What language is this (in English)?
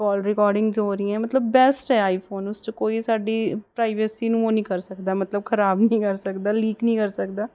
Punjabi